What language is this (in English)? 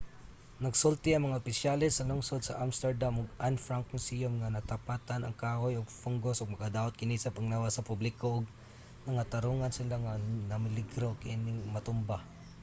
Cebuano